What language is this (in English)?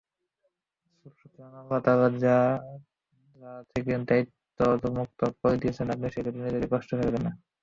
Bangla